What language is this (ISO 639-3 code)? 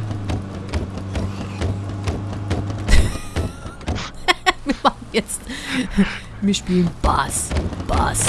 deu